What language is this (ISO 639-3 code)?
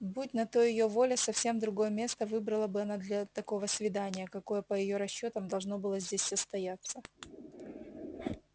rus